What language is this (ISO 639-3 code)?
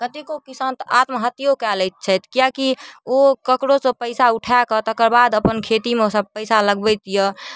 mai